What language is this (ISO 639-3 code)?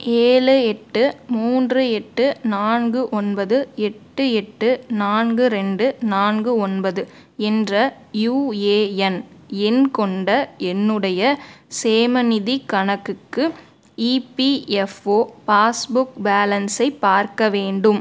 tam